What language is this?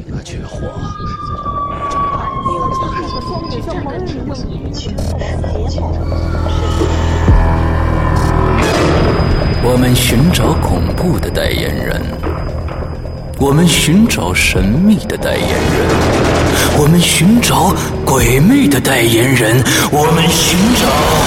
Chinese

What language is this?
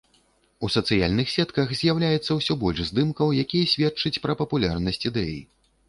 Belarusian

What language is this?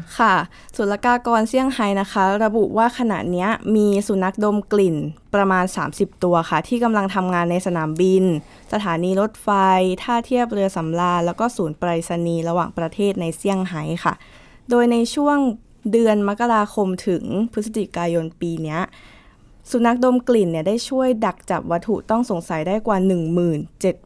Thai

